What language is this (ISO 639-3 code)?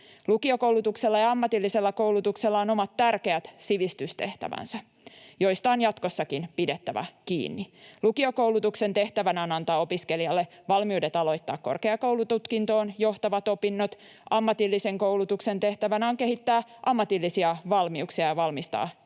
fin